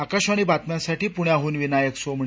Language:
Marathi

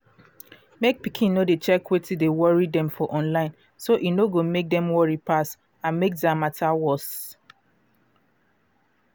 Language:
Nigerian Pidgin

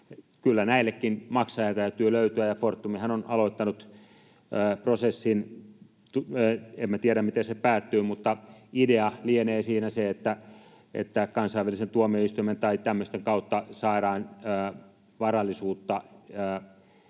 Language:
Finnish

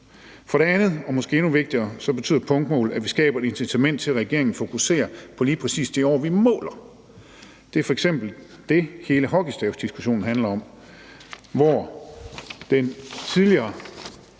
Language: Danish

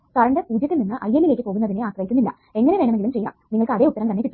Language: Malayalam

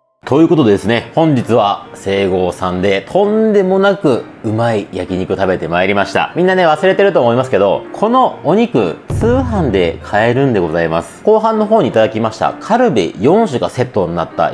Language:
Japanese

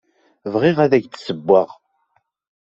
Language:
Kabyle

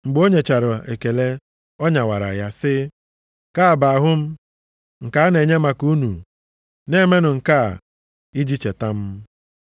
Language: Igbo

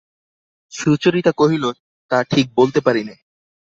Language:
Bangla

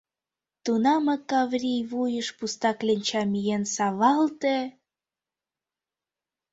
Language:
Mari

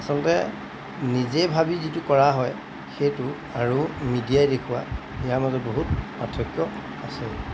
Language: Assamese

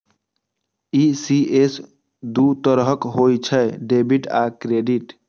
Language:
Maithili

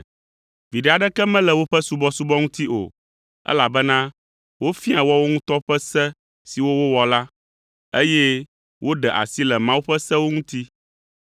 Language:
Ewe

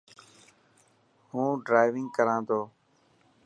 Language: Dhatki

